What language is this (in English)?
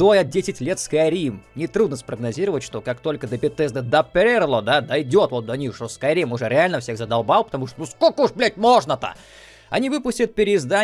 Russian